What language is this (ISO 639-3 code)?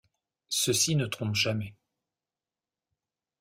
fra